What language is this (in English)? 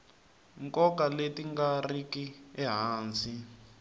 Tsonga